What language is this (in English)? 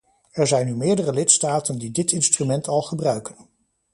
Dutch